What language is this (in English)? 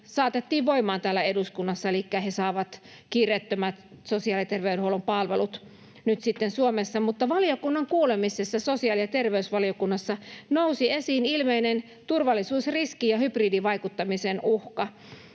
Finnish